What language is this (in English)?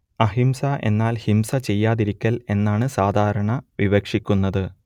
Malayalam